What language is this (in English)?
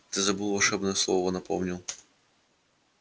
Russian